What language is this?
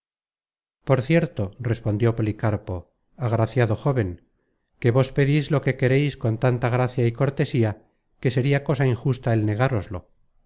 Spanish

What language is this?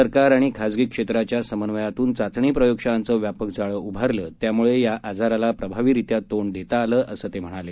Marathi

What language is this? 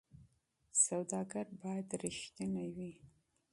Pashto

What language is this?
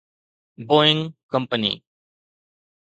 Sindhi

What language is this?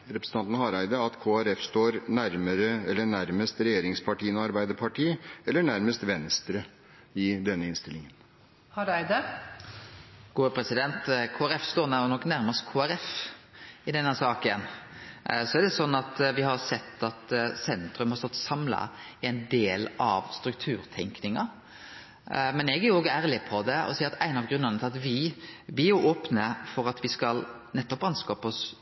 Norwegian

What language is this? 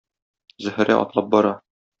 Tatar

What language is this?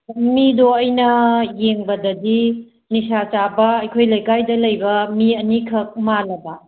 Manipuri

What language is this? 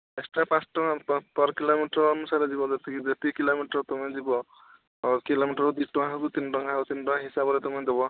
Odia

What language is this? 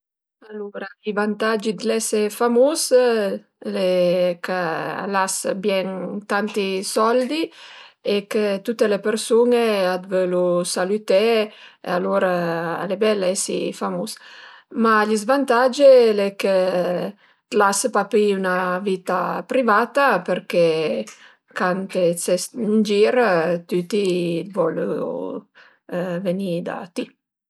Piedmontese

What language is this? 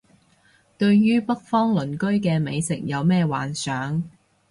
Cantonese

